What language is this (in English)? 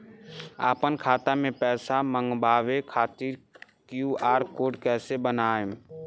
Bhojpuri